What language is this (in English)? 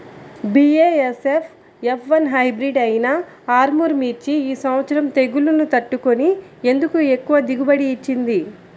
Telugu